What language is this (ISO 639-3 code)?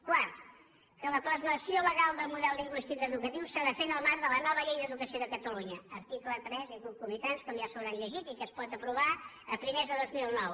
cat